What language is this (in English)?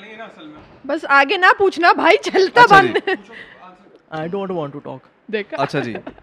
Urdu